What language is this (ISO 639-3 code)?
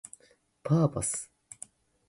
jpn